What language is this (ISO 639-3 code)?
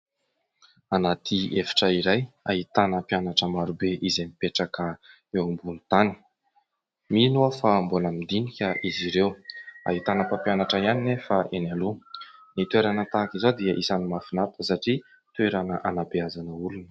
mlg